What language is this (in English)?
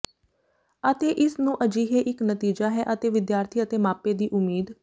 Punjabi